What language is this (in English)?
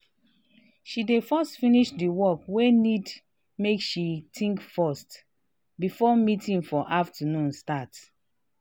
Nigerian Pidgin